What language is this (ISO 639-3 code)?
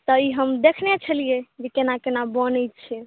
mai